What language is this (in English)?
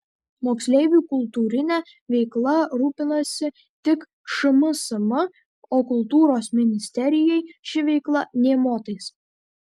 Lithuanian